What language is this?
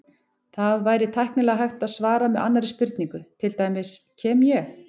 Icelandic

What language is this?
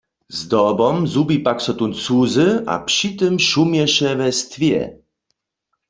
Upper Sorbian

